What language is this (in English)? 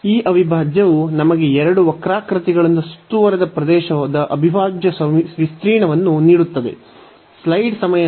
Kannada